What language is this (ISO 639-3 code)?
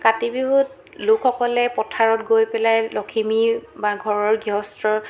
asm